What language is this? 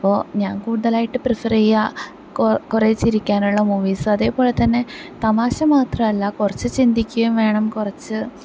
Malayalam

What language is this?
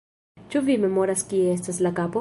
Esperanto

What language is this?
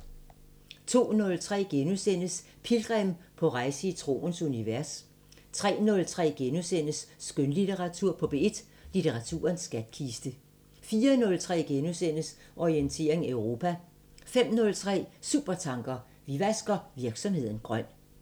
Danish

